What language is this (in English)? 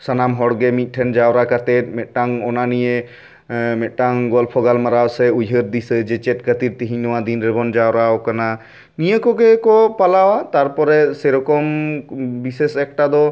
Santali